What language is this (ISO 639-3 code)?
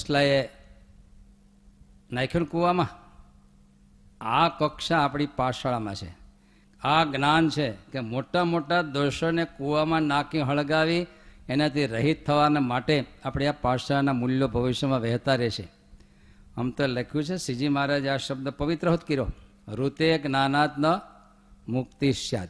guj